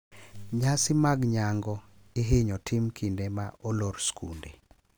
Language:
Luo (Kenya and Tanzania)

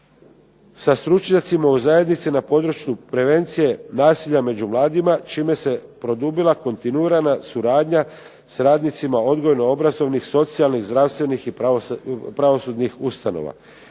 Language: Croatian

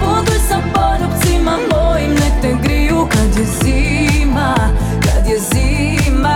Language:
Croatian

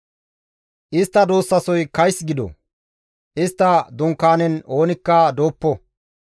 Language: Gamo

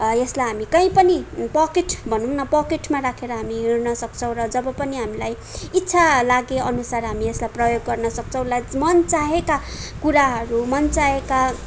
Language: Nepali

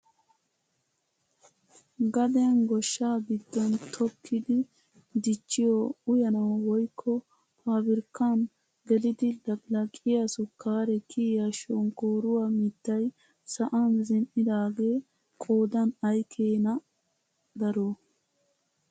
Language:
Wolaytta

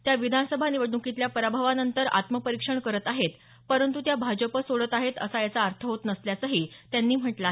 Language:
Marathi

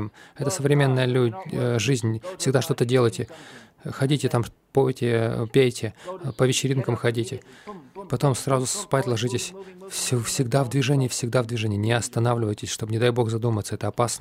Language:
Russian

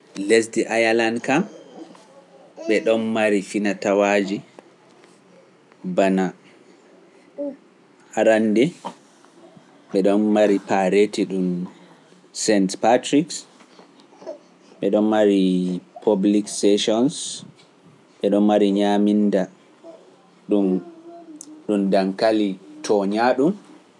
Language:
Pular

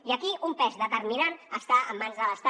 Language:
Catalan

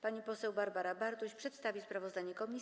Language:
Polish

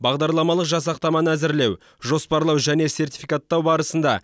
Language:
Kazakh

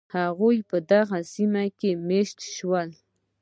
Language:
Pashto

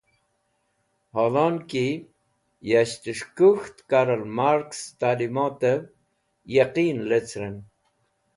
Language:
Wakhi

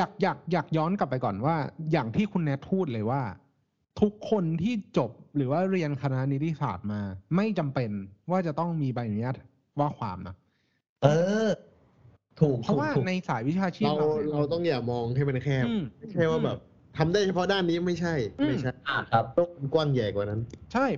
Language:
Thai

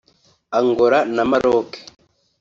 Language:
Kinyarwanda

